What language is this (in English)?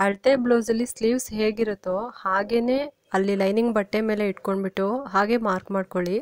Kannada